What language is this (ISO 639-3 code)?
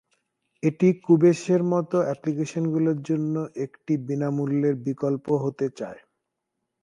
ben